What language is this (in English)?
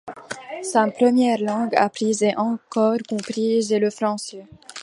French